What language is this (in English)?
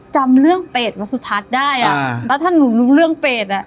Thai